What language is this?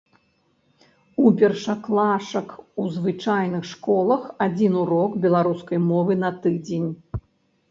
Belarusian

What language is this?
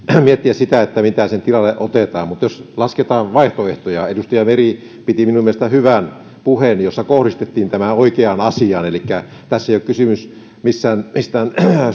Finnish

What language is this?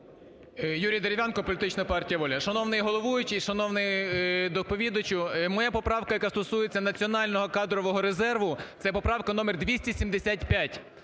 Ukrainian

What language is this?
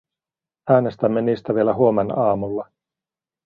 Finnish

